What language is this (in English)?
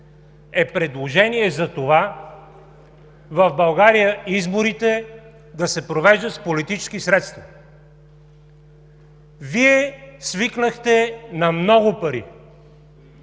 Bulgarian